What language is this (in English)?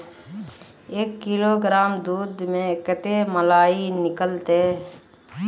Magahi